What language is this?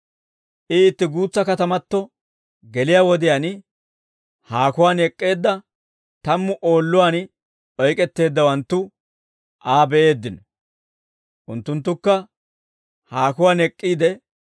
Dawro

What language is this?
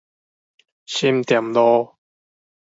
Min Nan Chinese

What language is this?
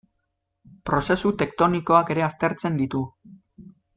Basque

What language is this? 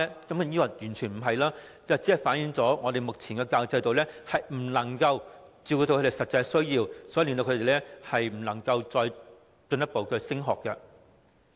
Cantonese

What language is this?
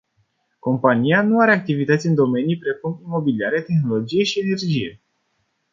Romanian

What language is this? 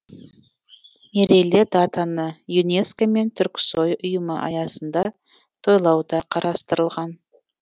Kazakh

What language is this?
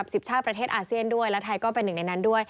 Thai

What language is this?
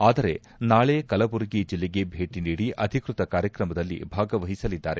Kannada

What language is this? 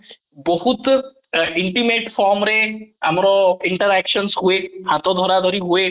Odia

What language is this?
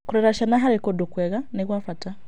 Kikuyu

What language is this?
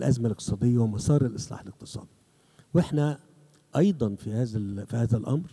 Arabic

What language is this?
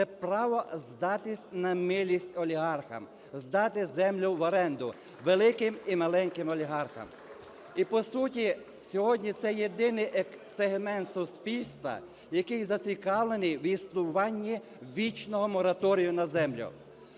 Ukrainian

